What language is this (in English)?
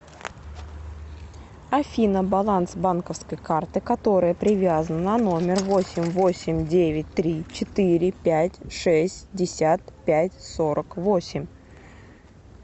Russian